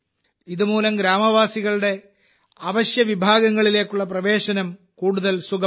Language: Malayalam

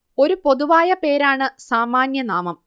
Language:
Malayalam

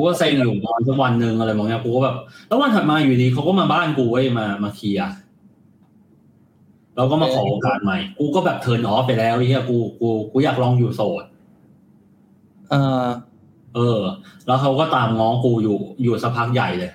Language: Thai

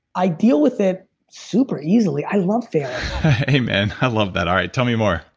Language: English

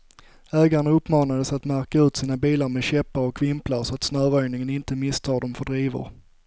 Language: Swedish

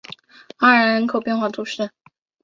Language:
Chinese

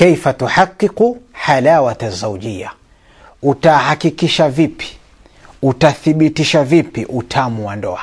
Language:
Swahili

